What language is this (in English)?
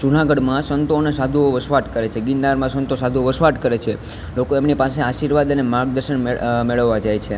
Gujarati